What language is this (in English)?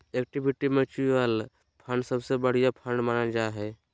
Magahi